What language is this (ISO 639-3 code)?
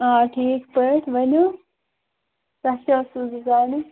kas